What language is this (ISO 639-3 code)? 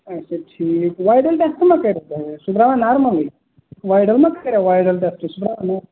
kas